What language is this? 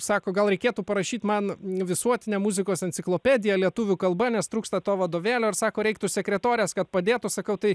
Lithuanian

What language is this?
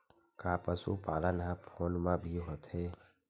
Chhattisgarhi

